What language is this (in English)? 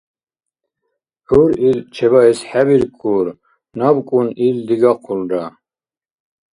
Dargwa